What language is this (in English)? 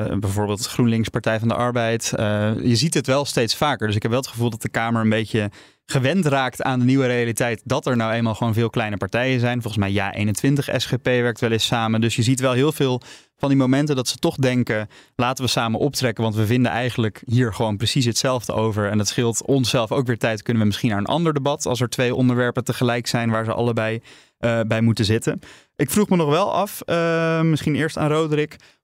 Dutch